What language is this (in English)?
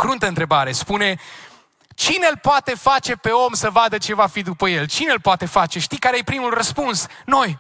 Romanian